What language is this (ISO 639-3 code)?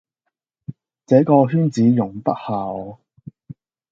yue